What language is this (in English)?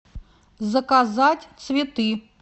Russian